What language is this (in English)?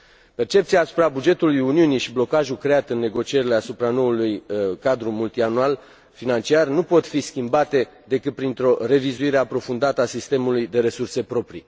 Romanian